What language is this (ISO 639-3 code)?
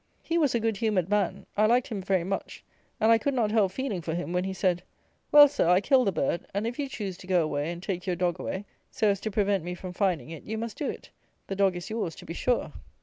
eng